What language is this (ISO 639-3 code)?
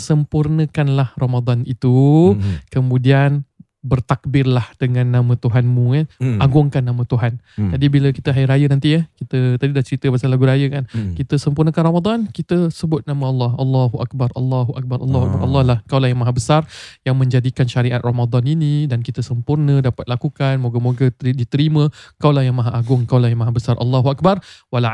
msa